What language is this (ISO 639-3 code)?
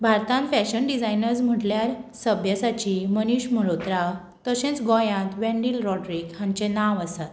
kok